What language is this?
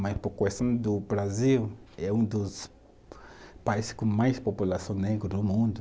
Portuguese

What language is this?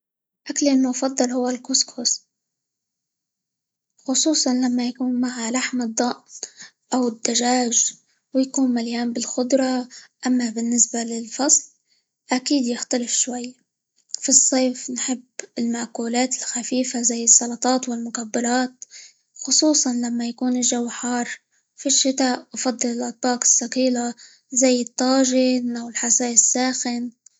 Libyan Arabic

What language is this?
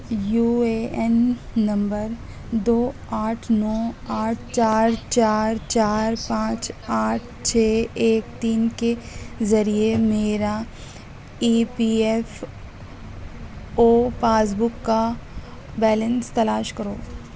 Urdu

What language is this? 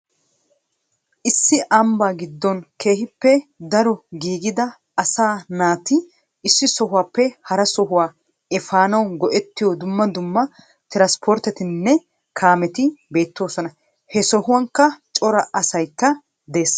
Wolaytta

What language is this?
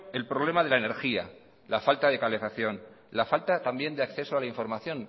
Spanish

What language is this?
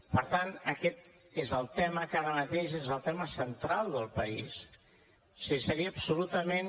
Catalan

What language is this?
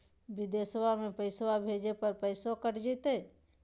Magahi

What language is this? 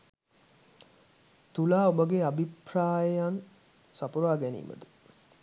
Sinhala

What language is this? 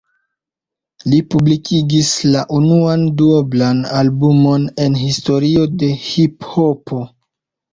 Esperanto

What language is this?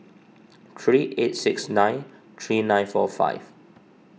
English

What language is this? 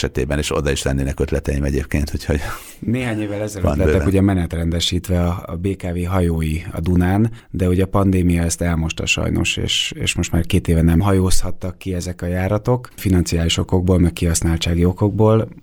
Hungarian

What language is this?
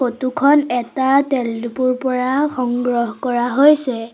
Assamese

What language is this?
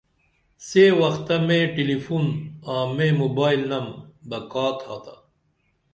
Dameli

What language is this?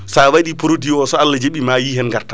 Fula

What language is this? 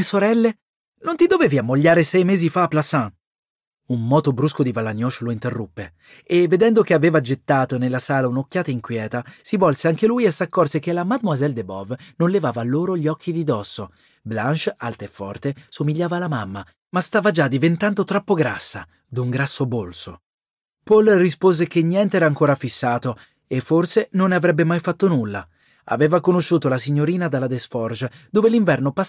Italian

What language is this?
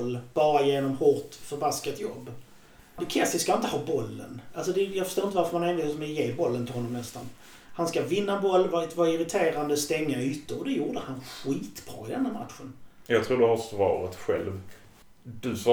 Swedish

